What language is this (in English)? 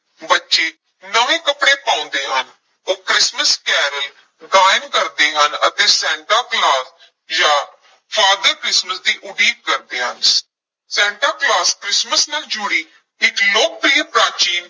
Punjabi